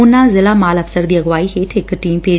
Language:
Punjabi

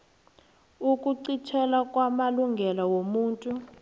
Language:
South Ndebele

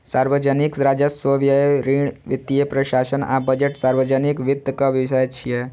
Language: Maithili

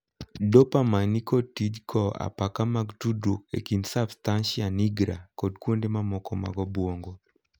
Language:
Luo (Kenya and Tanzania)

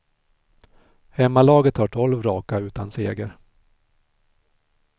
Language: Swedish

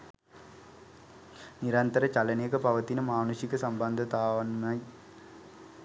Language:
Sinhala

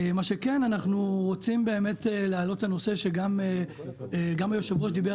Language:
Hebrew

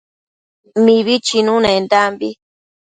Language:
Matsés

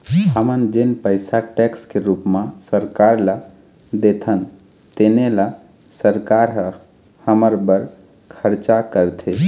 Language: Chhattisgarhi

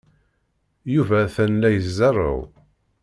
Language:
Kabyle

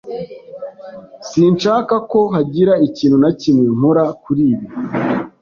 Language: Kinyarwanda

